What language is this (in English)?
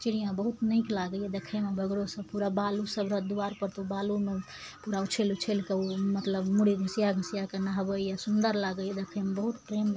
Maithili